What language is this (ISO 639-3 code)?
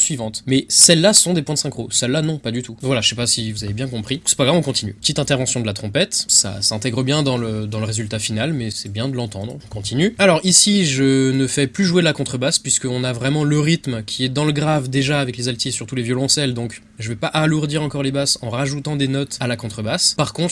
fra